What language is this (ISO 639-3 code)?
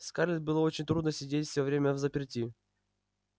rus